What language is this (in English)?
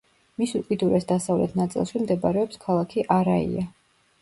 Georgian